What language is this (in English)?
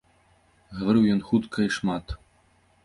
Belarusian